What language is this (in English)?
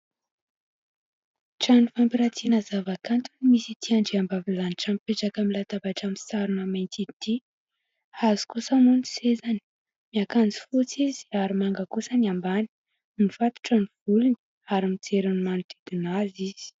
Malagasy